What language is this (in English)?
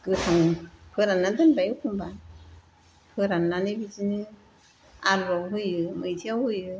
Bodo